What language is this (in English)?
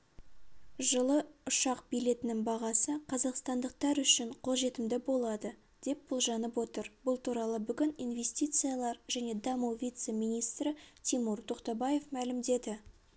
Kazakh